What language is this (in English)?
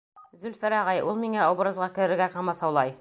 Bashkir